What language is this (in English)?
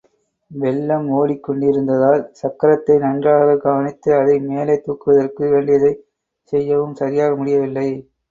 Tamil